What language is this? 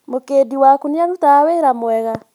Kikuyu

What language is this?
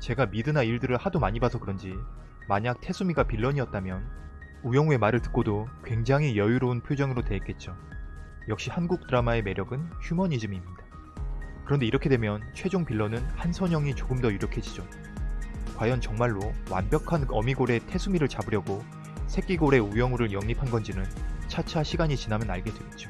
Korean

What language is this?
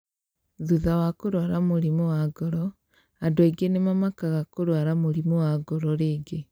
Kikuyu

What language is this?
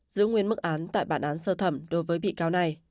Vietnamese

